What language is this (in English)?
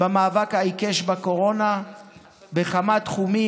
Hebrew